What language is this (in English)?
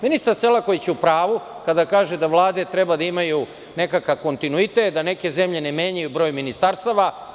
Serbian